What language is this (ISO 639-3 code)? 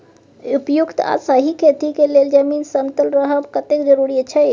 mai